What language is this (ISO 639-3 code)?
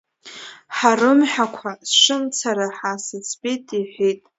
abk